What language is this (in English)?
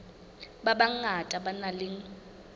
Southern Sotho